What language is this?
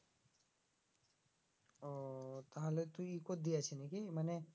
Bangla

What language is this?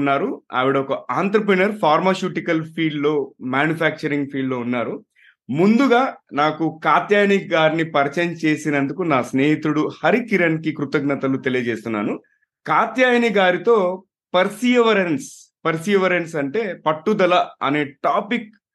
Telugu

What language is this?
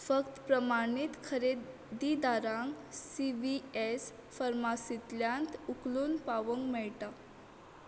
Konkani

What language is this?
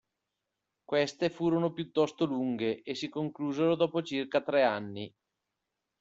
Italian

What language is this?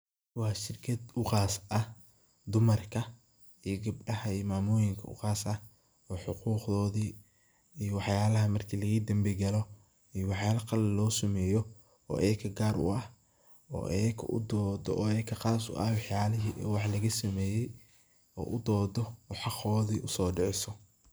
Somali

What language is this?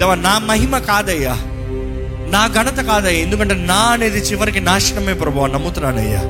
Telugu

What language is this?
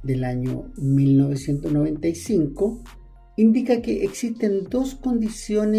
Spanish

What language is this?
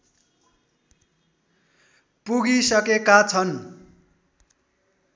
Nepali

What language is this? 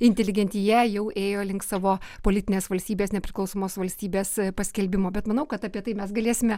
Lithuanian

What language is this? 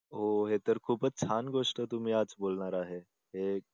Marathi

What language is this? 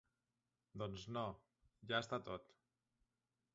Catalan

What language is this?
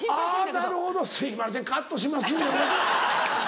Japanese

